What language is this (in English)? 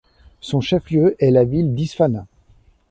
French